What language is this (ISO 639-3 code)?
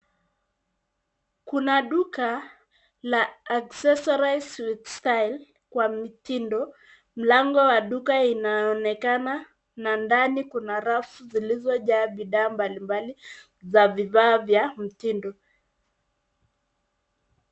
swa